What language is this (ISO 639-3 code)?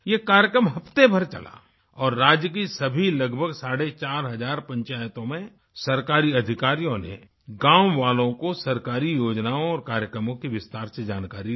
hin